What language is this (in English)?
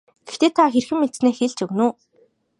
Mongolian